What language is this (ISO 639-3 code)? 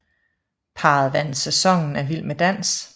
dan